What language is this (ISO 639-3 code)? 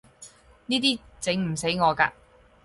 yue